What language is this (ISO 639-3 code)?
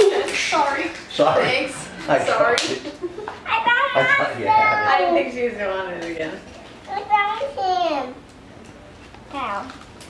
eng